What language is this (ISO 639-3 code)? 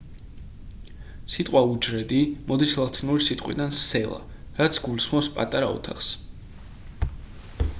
kat